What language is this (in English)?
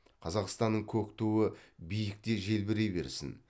Kazakh